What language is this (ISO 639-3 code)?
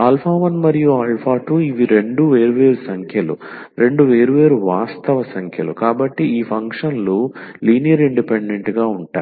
tel